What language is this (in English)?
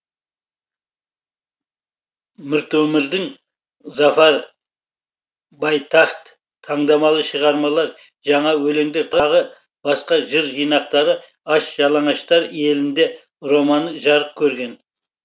Kazakh